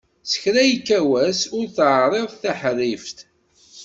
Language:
Kabyle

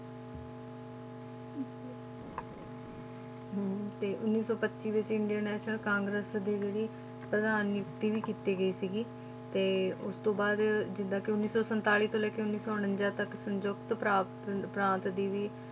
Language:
Punjabi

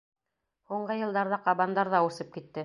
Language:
Bashkir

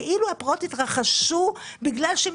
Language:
Hebrew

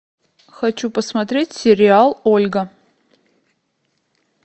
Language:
Russian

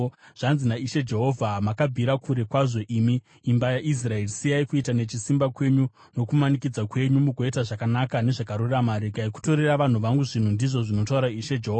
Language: Shona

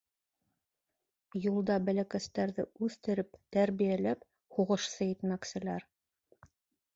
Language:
Bashkir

